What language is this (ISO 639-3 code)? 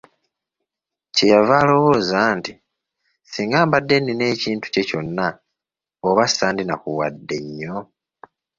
lug